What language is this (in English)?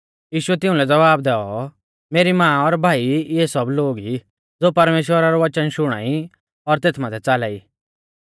Mahasu Pahari